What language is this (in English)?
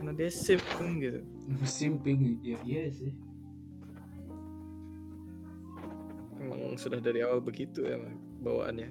Indonesian